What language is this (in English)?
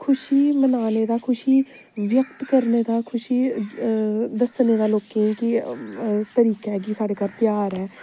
Dogri